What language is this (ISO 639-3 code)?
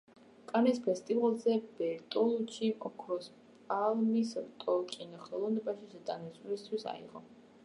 kat